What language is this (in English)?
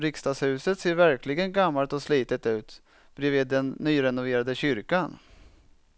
Swedish